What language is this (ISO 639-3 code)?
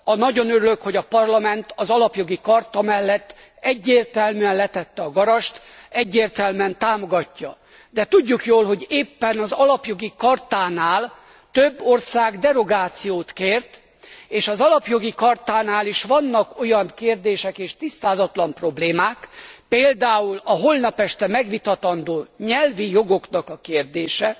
hun